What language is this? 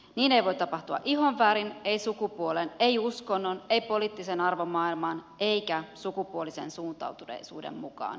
Finnish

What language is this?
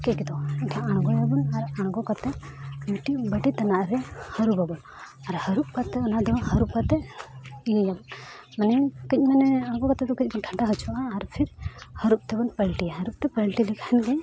Santali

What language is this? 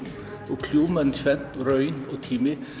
Icelandic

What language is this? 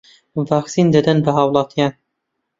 Central Kurdish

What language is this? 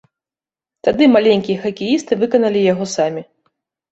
Belarusian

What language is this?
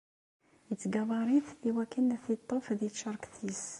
Kabyle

